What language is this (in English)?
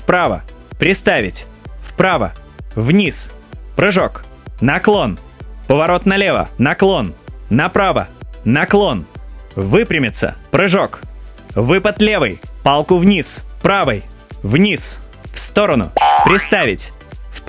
Russian